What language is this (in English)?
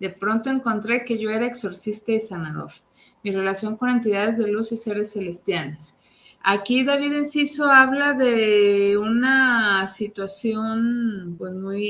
Spanish